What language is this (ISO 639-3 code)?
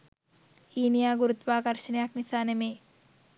sin